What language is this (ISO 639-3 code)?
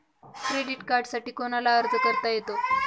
mar